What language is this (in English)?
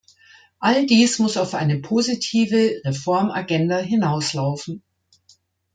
German